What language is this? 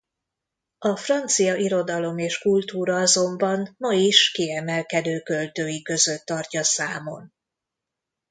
Hungarian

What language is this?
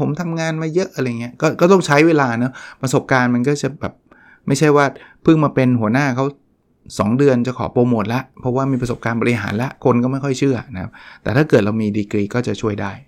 Thai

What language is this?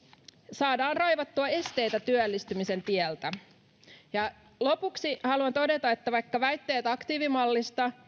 Finnish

